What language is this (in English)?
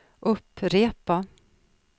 Swedish